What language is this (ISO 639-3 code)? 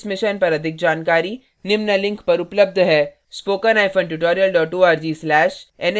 hin